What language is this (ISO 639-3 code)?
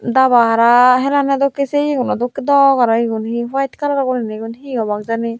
ccp